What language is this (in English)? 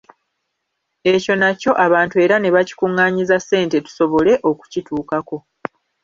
Ganda